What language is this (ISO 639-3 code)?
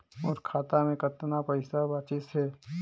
hne